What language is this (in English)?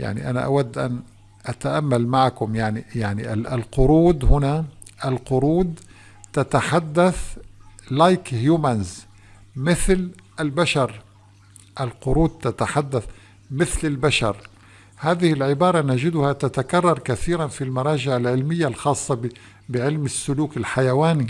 Arabic